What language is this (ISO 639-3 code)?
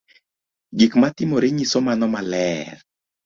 luo